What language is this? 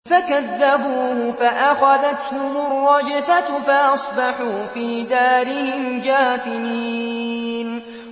Arabic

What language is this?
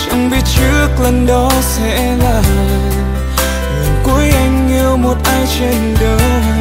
Vietnamese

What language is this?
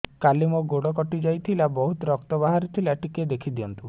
Odia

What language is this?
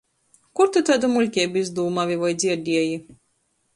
Latgalian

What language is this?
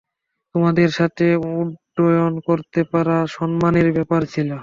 Bangla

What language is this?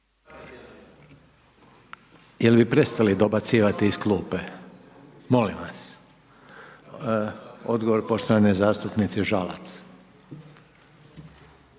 Croatian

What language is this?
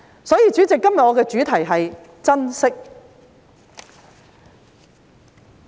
Cantonese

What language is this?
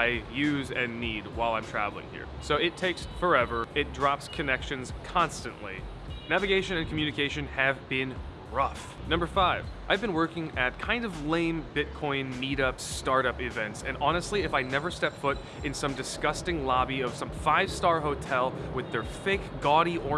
English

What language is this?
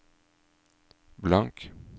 Norwegian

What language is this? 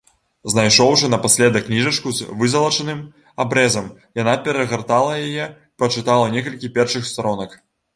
Belarusian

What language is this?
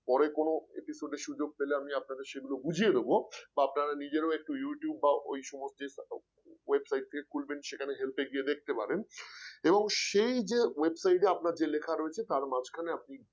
Bangla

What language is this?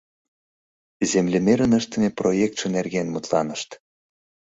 Mari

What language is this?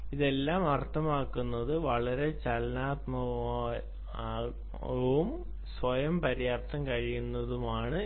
Malayalam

